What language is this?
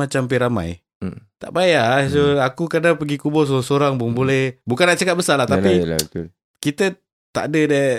Malay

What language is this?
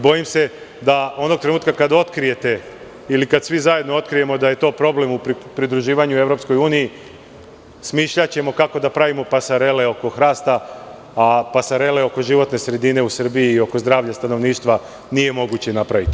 Serbian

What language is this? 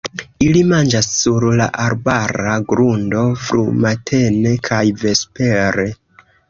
Esperanto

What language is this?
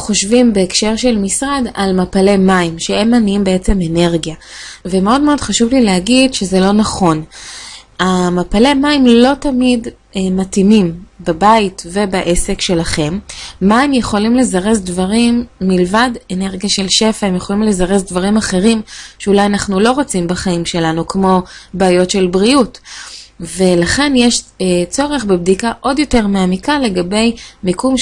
Hebrew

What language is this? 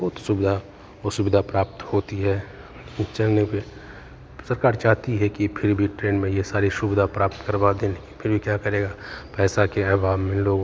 Hindi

